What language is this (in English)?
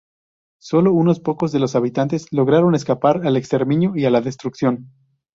Spanish